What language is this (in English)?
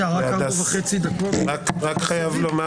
Hebrew